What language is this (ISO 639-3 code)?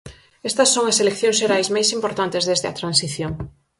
glg